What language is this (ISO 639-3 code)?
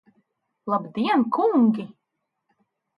lav